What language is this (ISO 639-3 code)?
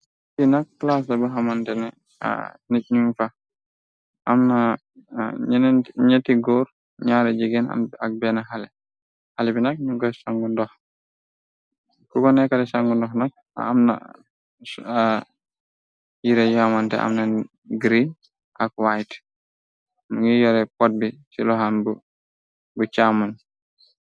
wol